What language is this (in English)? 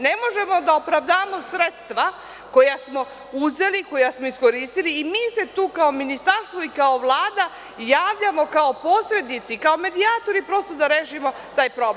Serbian